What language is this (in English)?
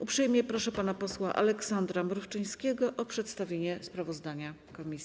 Polish